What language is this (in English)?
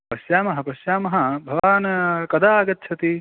Sanskrit